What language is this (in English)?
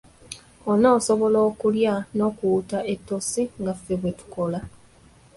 Ganda